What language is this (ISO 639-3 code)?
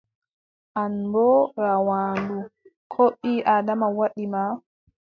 fub